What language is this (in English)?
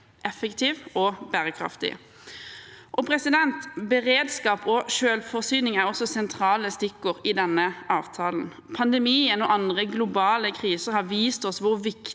Norwegian